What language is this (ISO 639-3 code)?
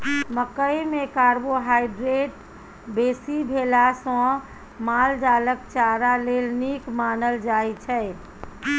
mai